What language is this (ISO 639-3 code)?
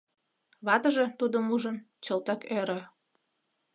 chm